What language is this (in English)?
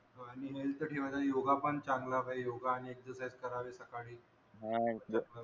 Marathi